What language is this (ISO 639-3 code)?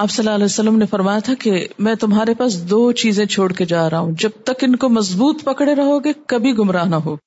urd